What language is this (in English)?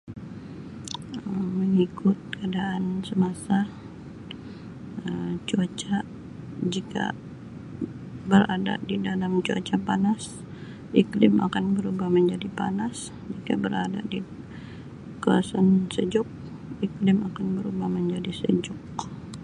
Sabah Malay